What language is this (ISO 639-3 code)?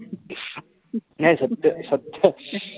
mar